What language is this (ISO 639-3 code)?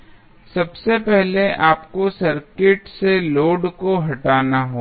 hin